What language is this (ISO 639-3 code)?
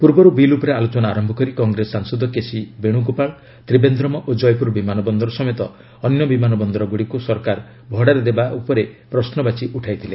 ori